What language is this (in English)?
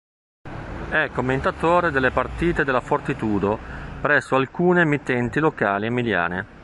Italian